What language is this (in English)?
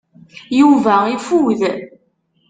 Kabyle